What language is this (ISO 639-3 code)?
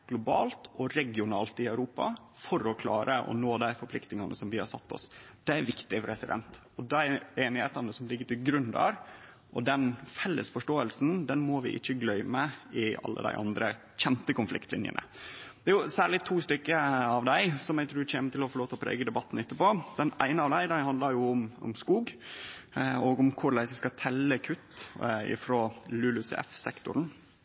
nno